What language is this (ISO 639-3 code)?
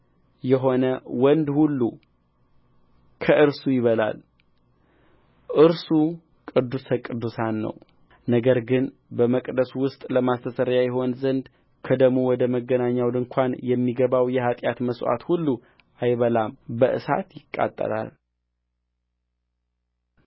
amh